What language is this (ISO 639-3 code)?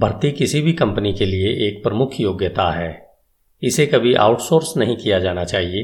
hin